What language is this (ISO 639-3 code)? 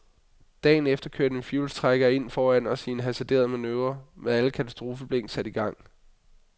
dan